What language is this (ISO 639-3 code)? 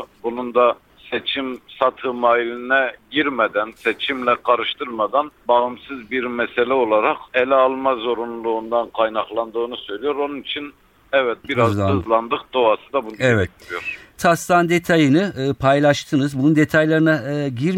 tur